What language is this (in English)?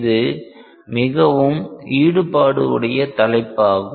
Tamil